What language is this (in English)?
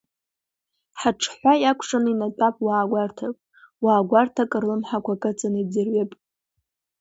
Abkhazian